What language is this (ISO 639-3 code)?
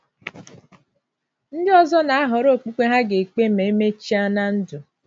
ibo